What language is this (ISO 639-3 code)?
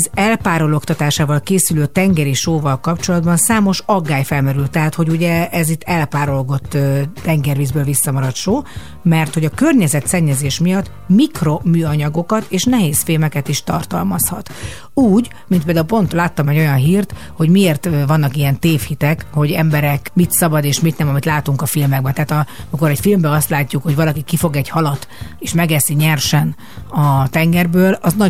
hun